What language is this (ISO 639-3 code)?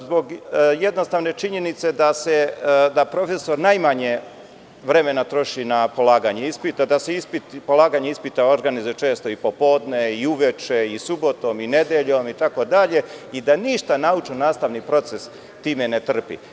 srp